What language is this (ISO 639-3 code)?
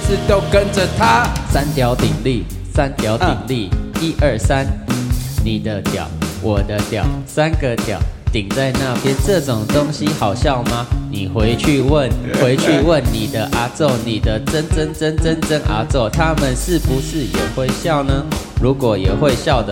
zho